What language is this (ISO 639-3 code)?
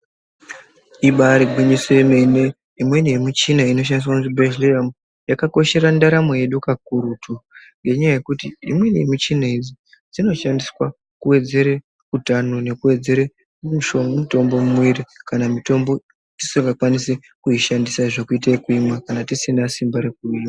ndc